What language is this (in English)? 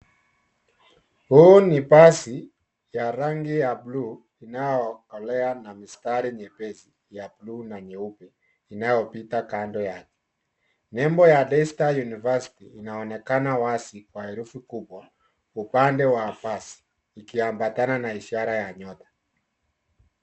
Swahili